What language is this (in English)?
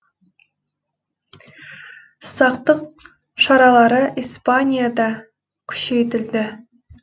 Kazakh